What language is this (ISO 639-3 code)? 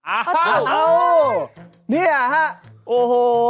tha